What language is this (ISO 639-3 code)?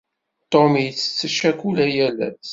kab